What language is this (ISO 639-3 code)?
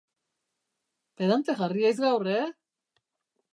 eus